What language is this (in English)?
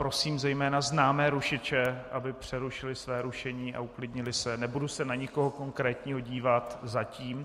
Czech